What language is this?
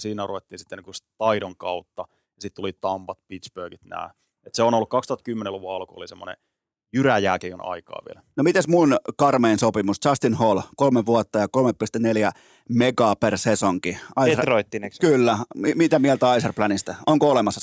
Finnish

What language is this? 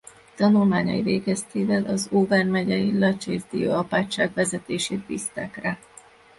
Hungarian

